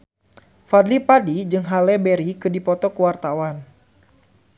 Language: Sundanese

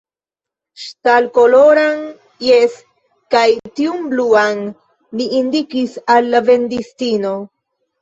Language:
Esperanto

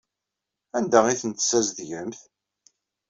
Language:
Kabyle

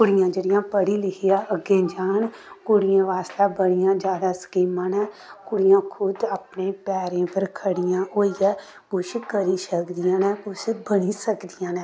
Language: Dogri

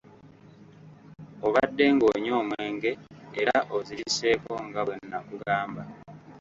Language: Ganda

